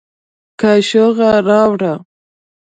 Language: Pashto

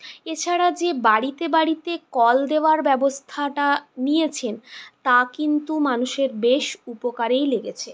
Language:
Bangla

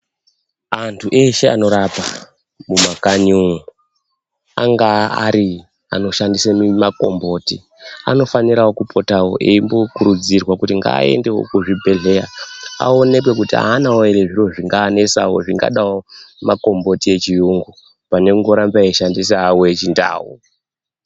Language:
Ndau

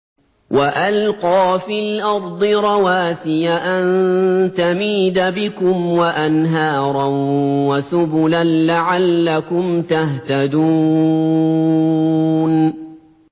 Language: Arabic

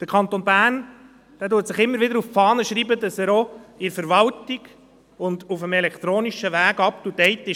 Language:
Swiss German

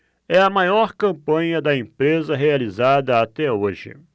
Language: Portuguese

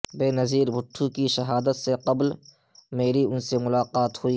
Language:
Urdu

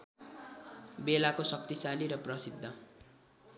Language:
Nepali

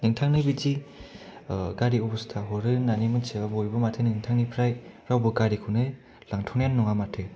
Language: Bodo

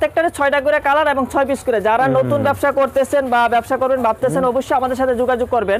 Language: Bangla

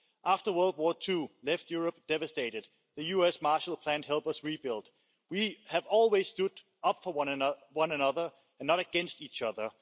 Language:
English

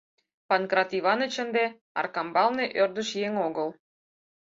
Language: Mari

